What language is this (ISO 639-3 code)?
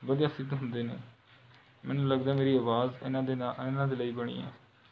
pan